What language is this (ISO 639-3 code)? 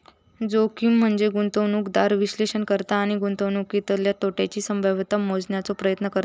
mar